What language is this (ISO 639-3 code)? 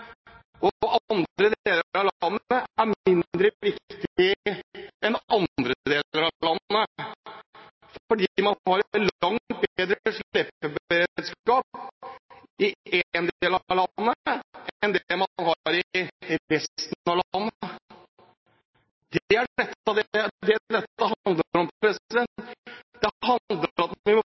nob